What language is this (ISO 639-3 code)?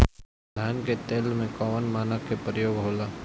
bho